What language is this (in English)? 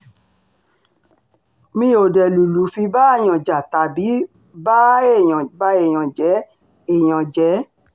Yoruba